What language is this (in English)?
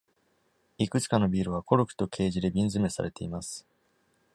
Japanese